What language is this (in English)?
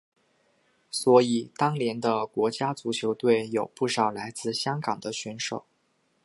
Chinese